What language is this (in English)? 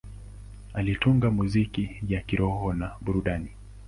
Swahili